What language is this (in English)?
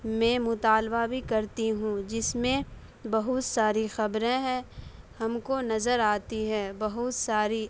Urdu